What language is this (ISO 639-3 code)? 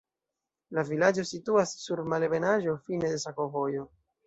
epo